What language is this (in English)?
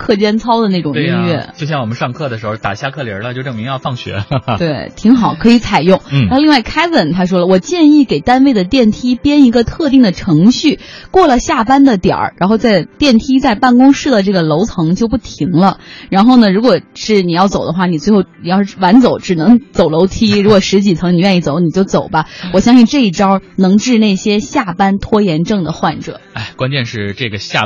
Chinese